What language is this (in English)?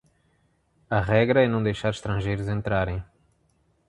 Portuguese